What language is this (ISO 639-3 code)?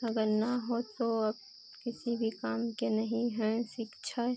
hin